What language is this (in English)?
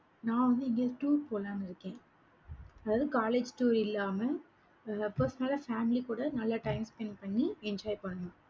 Tamil